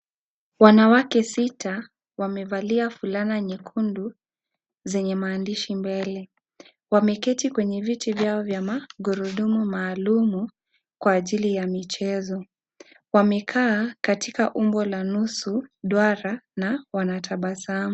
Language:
Swahili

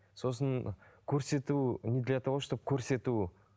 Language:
Kazakh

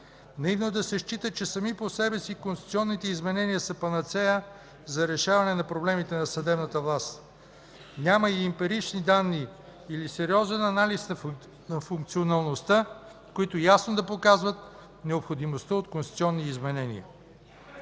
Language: Bulgarian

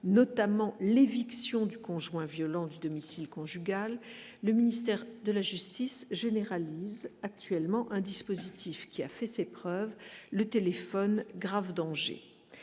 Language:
French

